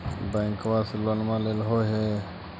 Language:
Magahi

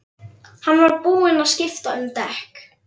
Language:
Icelandic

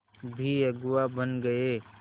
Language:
Hindi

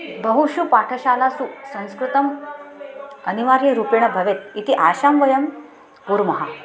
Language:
Sanskrit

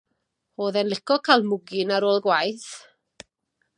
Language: Welsh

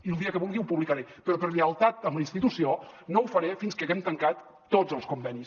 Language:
Catalan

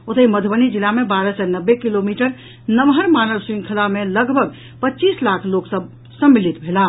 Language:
Maithili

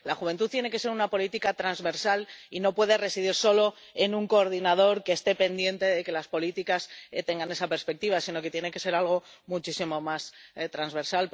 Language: Spanish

